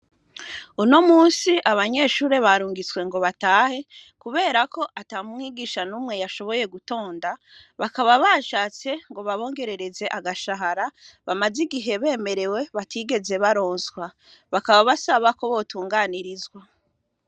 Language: Rundi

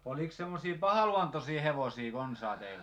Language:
Finnish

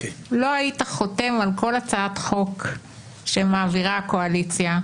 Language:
Hebrew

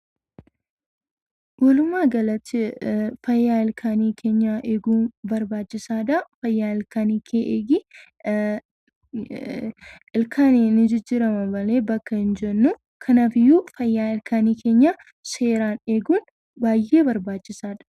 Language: Oromo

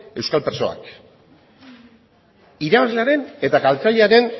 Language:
Basque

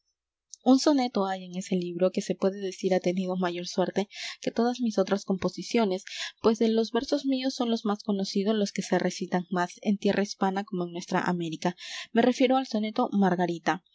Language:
Spanish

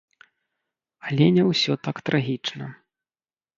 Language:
Belarusian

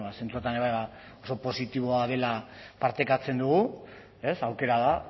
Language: Basque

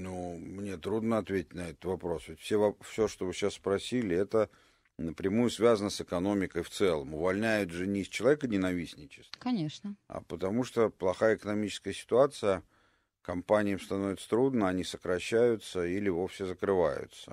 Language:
Russian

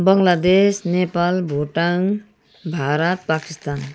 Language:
Nepali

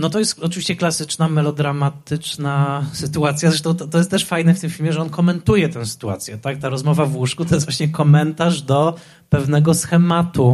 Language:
Polish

